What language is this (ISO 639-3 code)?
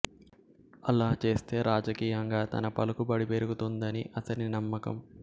tel